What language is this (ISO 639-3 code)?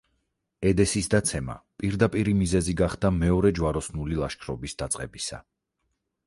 kat